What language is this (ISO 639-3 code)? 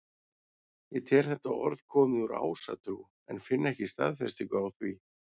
isl